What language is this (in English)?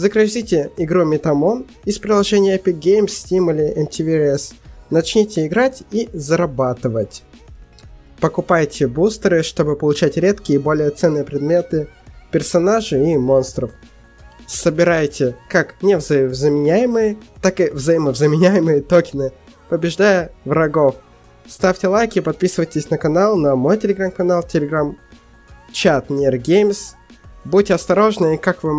Russian